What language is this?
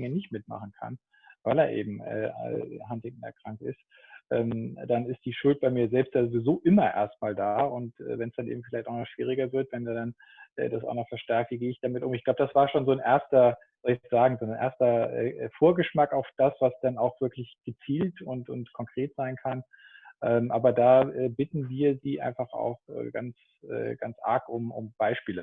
German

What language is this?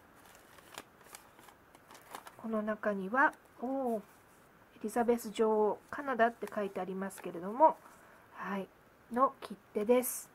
Japanese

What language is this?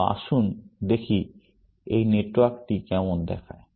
Bangla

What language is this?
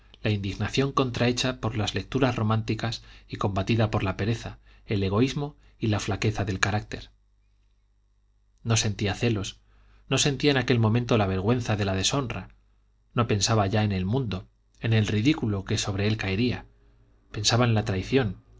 Spanish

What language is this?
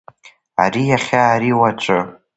Abkhazian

